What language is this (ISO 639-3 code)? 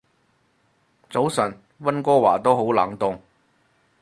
yue